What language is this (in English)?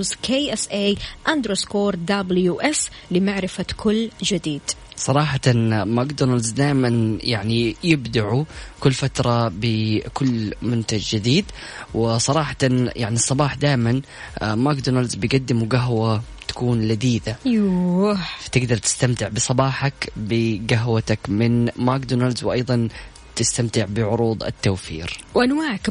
Arabic